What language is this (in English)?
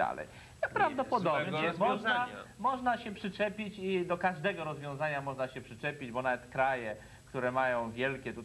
Polish